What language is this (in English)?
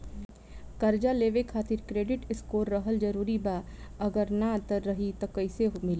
Bhojpuri